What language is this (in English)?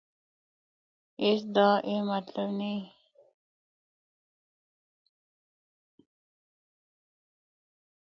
Northern Hindko